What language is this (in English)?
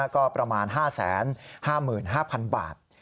Thai